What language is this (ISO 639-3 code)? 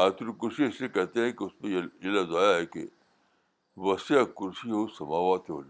urd